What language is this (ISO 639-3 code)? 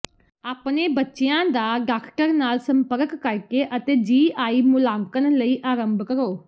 pan